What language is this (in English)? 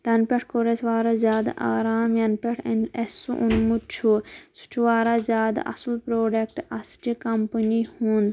Kashmiri